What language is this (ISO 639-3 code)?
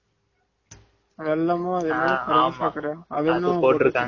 tam